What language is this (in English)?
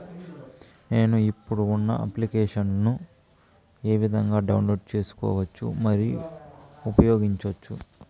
Telugu